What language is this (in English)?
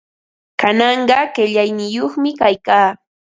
Ambo-Pasco Quechua